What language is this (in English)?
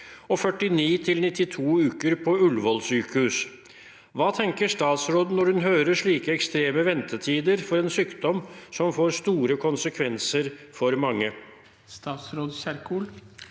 Norwegian